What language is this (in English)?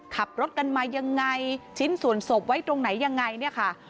Thai